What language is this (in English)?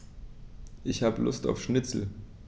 German